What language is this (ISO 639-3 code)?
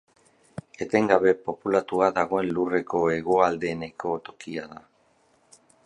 eus